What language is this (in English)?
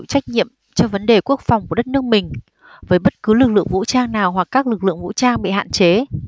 Vietnamese